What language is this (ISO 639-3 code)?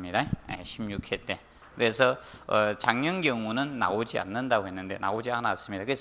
kor